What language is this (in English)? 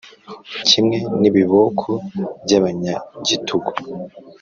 Kinyarwanda